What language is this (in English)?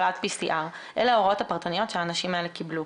Hebrew